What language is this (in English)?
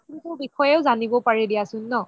Assamese